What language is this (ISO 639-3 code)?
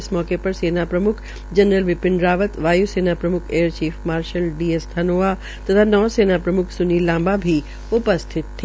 hin